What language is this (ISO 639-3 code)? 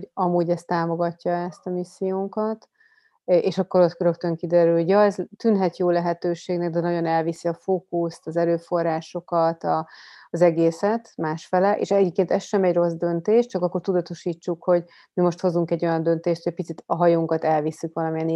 hun